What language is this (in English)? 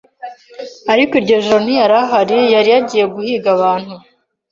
Kinyarwanda